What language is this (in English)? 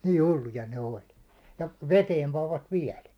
Finnish